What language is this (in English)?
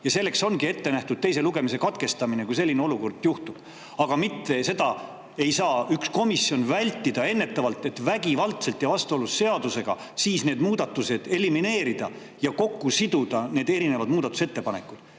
Estonian